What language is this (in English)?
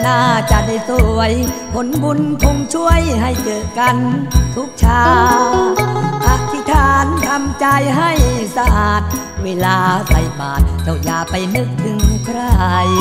Thai